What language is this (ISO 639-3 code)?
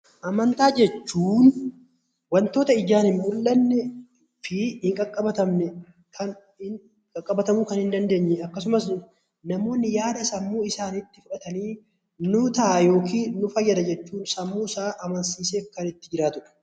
orm